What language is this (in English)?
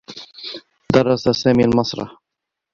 Arabic